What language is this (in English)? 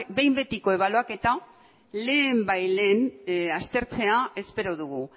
Basque